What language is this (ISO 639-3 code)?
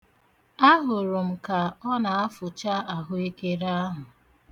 ibo